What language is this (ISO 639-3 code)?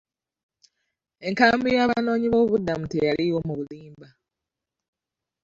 lug